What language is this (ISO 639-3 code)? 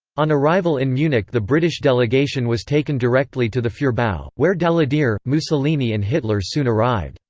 eng